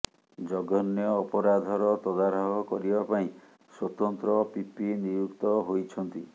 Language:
Odia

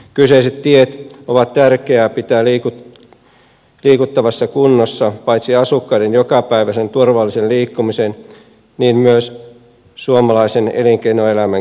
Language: Finnish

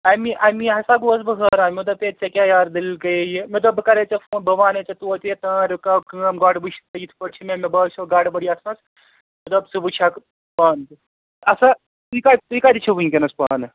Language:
Kashmiri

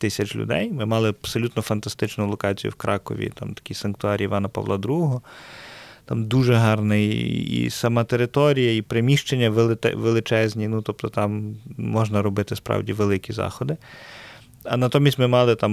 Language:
Ukrainian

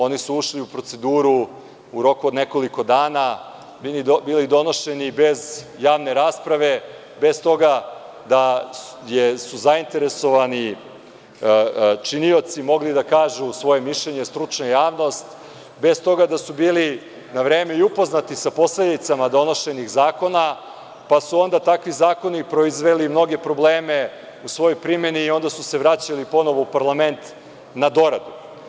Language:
Serbian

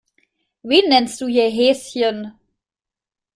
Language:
German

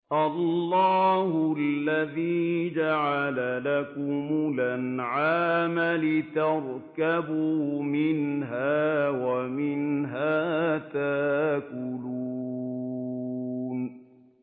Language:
Arabic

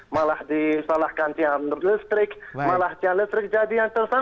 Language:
Indonesian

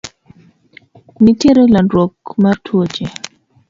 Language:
Luo (Kenya and Tanzania)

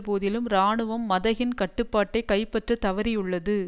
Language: Tamil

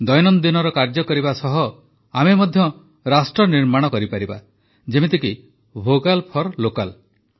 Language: Odia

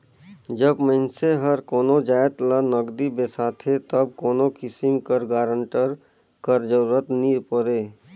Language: Chhattisgarhi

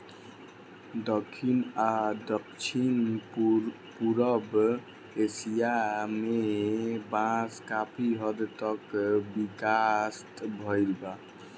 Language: Bhojpuri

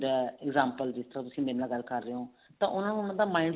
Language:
Punjabi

